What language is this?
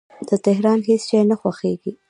Pashto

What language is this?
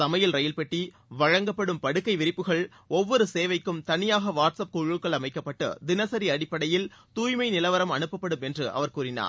Tamil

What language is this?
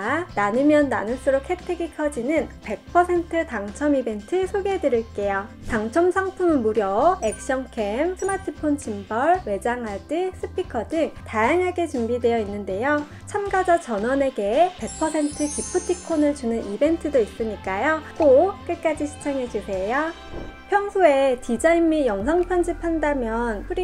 Korean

